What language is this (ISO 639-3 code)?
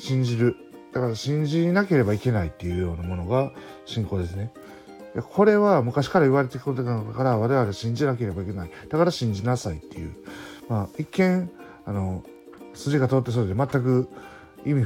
jpn